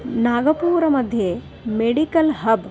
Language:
Sanskrit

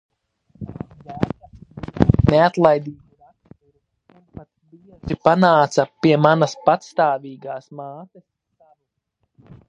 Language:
Latvian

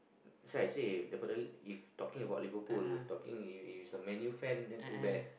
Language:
English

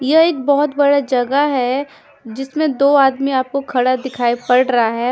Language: Hindi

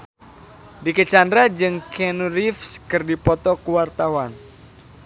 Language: Sundanese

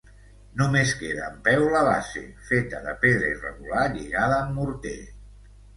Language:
Catalan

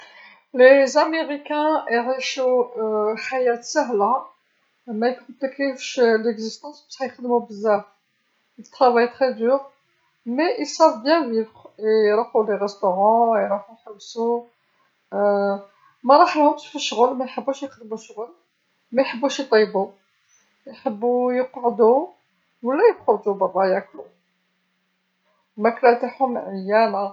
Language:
Algerian Arabic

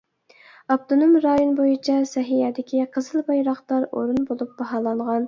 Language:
Uyghur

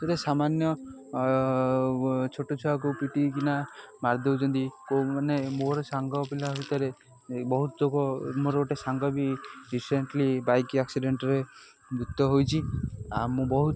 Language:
Odia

